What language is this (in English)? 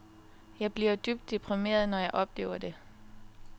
Danish